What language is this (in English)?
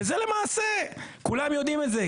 Hebrew